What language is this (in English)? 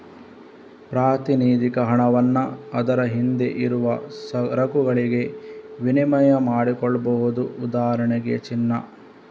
Kannada